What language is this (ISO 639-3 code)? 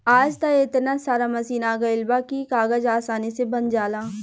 bho